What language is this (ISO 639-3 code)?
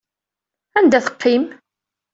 kab